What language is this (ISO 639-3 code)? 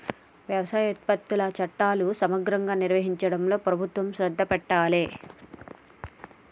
tel